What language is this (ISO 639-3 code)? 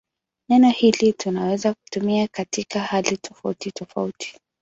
swa